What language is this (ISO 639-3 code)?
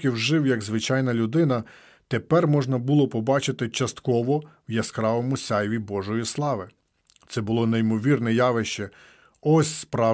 ukr